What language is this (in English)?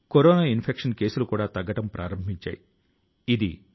Telugu